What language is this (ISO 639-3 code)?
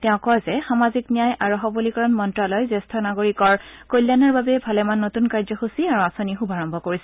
asm